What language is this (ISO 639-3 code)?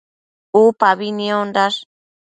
mcf